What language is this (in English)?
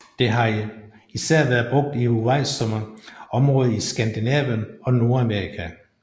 Danish